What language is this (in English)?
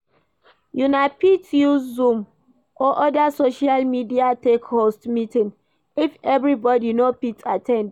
Nigerian Pidgin